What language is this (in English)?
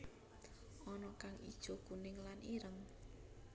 Javanese